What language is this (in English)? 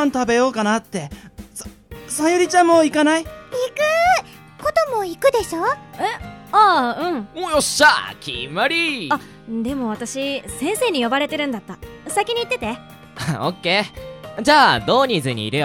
Japanese